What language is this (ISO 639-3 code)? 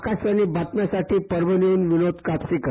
mar